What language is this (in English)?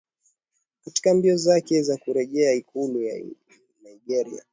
Swahili